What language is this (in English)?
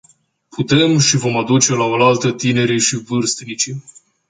Romanian